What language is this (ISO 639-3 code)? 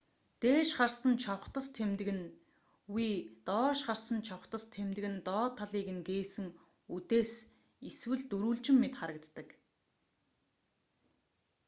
mon